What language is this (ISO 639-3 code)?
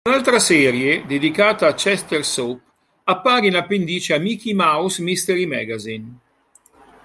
ita